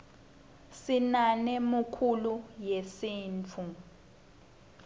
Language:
Swati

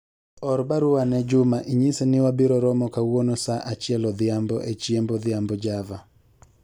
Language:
Luo (Kenya and Tanzania)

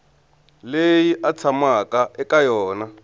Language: Tsonga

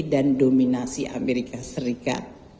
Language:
Indonesian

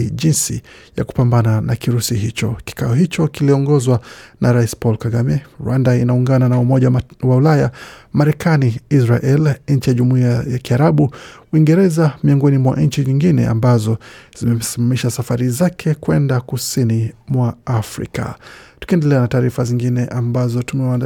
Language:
Swahili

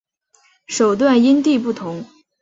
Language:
Chinese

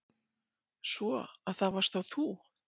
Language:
Icelandic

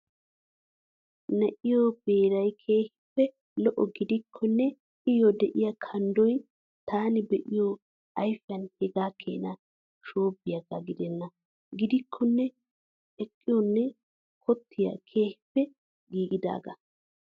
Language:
Wolaytta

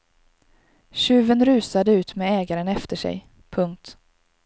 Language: Swedish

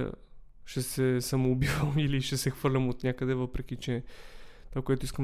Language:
Bulgarian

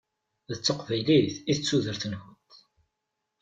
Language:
Kabyle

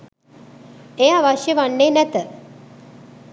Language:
Sinhala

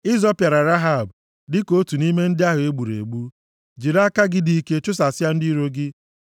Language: Igbo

